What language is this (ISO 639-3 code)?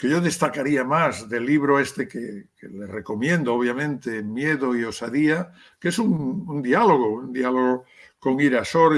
spa